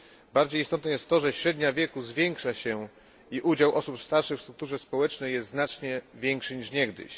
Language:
Polish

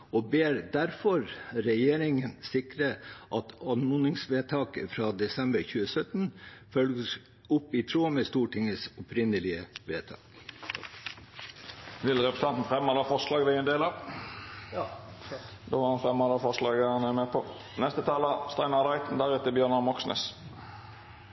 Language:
Norwegian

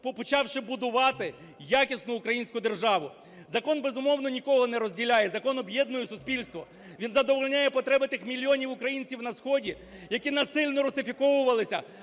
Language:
Ukrainian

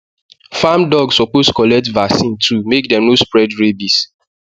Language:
Nigerian Pidgin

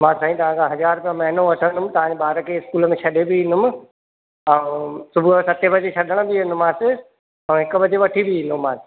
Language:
Sindhi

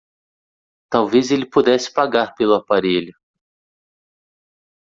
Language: Portuguese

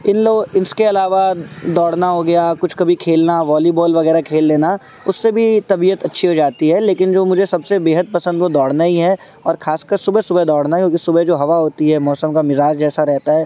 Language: Urdu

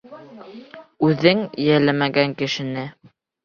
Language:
Bashkir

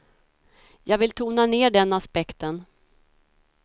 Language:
Swedish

